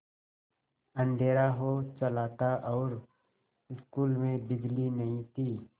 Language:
Hindi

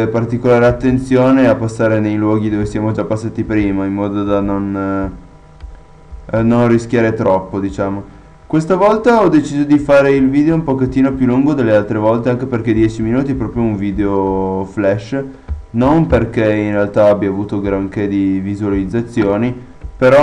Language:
Italian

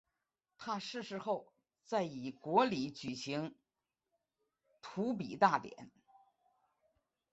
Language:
Chinese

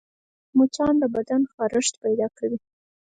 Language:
Pashto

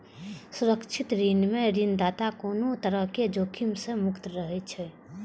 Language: Maithili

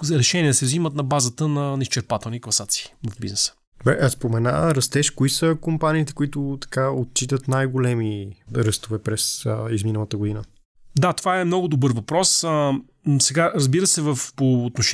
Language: Bulgarian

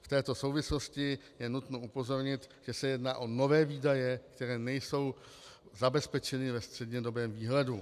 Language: Czech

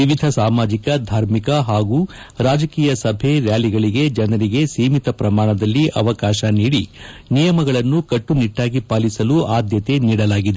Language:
Kannada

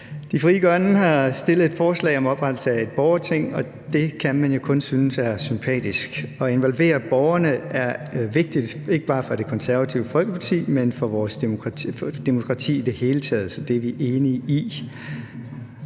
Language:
Danish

